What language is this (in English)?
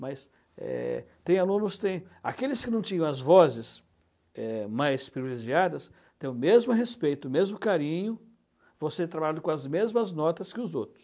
Portuguese